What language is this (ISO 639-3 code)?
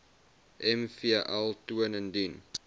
afr